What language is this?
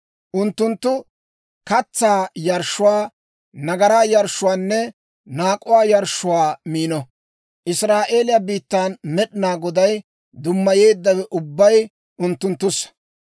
Dawro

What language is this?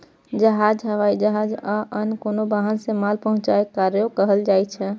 Maithili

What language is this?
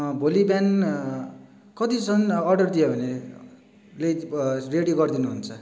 Nepali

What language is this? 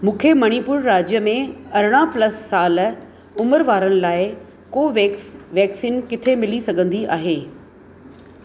Sindhi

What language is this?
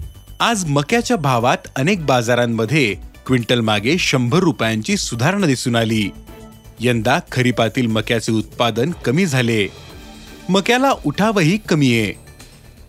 Marathi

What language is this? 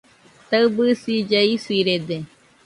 Nüpode Huitoto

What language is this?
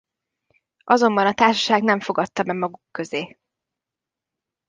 Hungarian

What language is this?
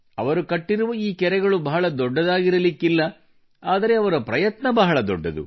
Kannada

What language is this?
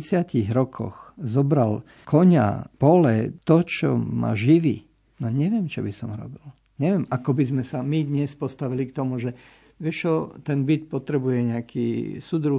Slovak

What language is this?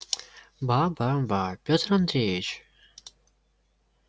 Russian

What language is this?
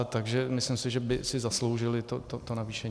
Czech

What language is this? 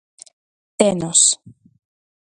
Galician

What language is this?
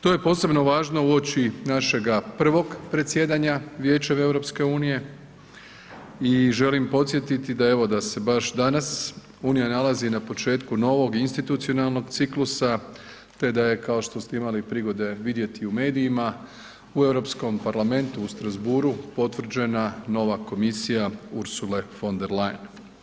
Croatian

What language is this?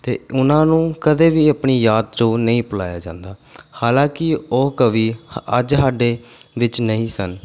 Punjabi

